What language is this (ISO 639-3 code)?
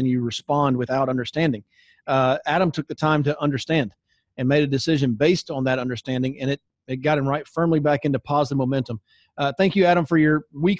eng